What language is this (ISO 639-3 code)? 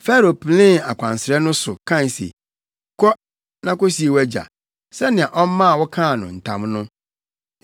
aka